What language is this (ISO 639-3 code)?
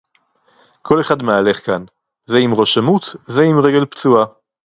heb